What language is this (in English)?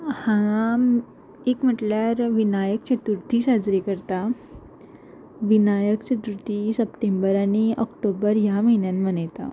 Konkani